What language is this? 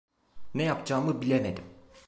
Turkish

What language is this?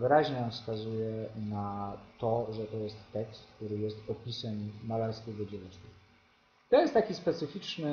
Polish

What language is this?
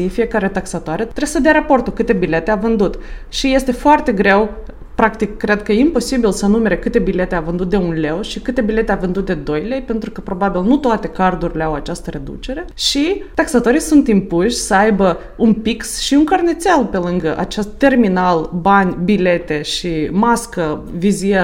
Romanian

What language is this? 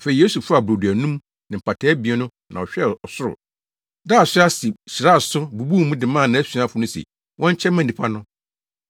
Akan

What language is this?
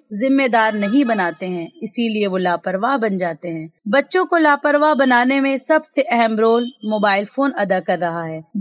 Urdu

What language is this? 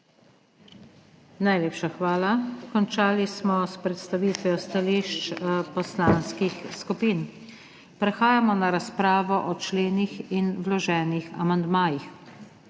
Slovenian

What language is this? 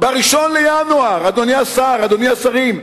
Hebrew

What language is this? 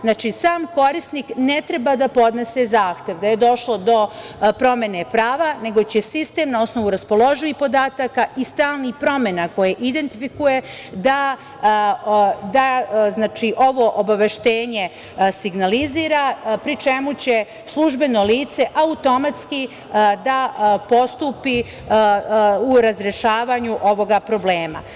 Serbian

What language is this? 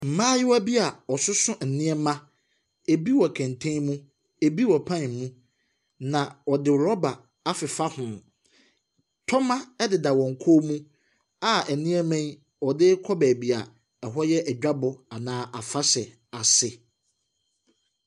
Akan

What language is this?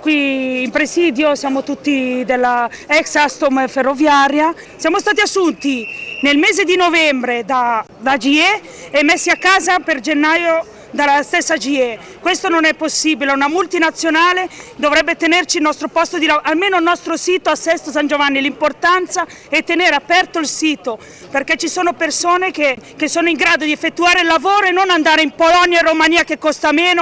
Italian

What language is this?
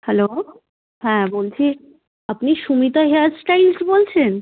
Bangla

